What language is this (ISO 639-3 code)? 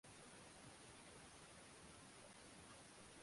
swa